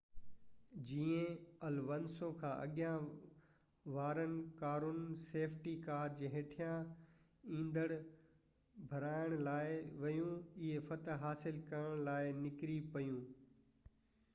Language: Sindhi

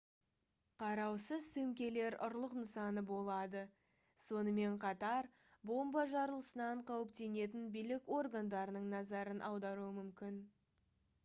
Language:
Kazakh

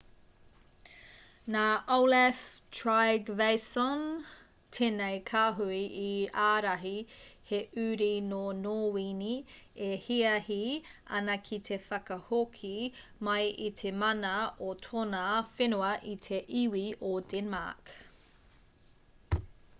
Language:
Māori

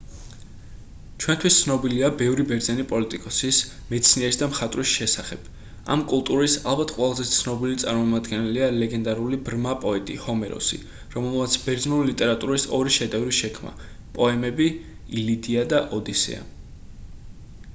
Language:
Georgian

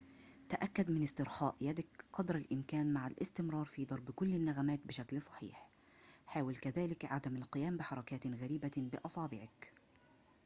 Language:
Arabic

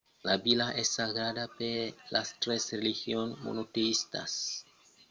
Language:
Occitan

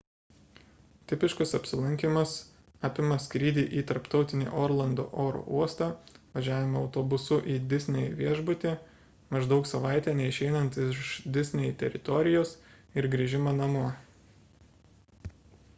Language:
Lithuanian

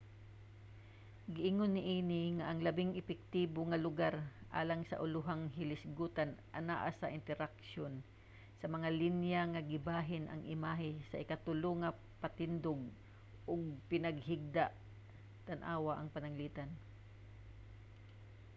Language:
Cebuano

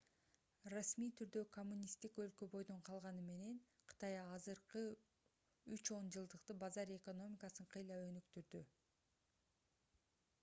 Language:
Kyrgyz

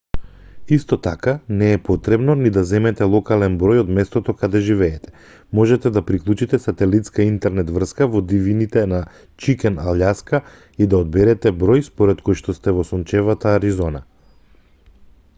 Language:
Macedonian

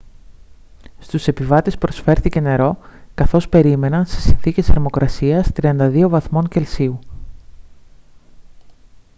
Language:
Greek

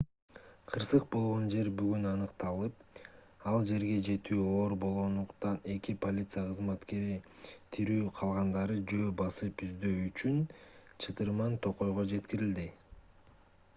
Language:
Kyrgyz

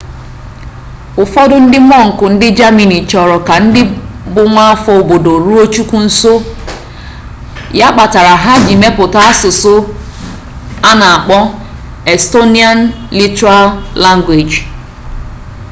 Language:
Igbo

